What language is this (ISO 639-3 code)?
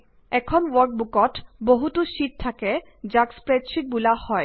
asm